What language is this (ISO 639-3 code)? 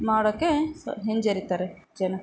kan